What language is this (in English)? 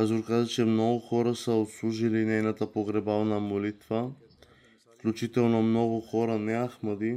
Bulgarian